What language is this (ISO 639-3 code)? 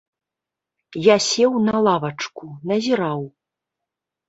bel